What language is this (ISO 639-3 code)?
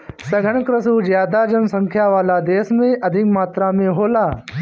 bho